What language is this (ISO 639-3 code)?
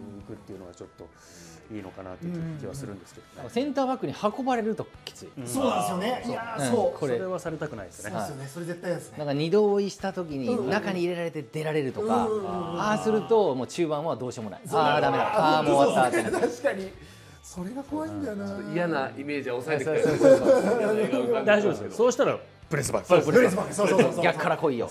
jpn